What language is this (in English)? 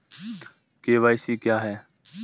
Hindi